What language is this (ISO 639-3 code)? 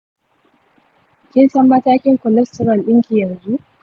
hau